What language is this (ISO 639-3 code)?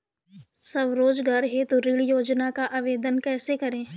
hin